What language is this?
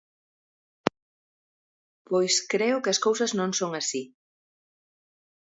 Galician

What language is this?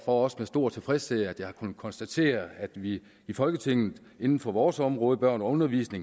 Danish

